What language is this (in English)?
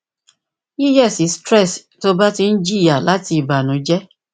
Yoruba